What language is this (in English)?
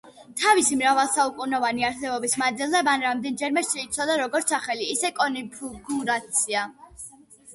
Georgian